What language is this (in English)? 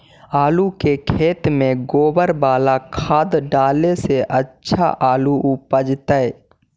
Magahi